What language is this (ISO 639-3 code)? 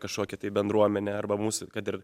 lit